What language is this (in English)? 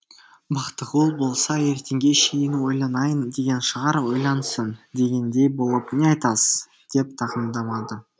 Kazakh